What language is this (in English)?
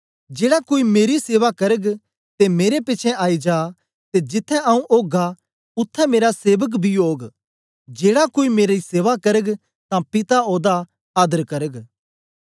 Dogri